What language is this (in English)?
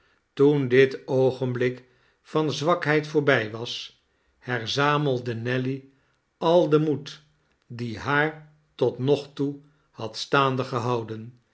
Dutch